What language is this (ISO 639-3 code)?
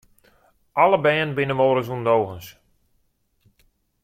fry